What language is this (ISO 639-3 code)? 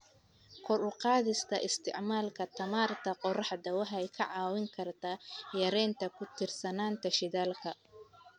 som